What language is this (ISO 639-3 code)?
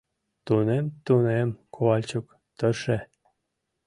chm